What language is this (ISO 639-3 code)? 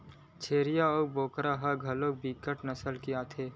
hne